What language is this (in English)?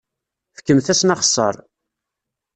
Kabyle